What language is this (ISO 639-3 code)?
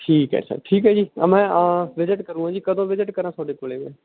pan